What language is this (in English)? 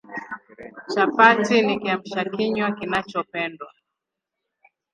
Swahili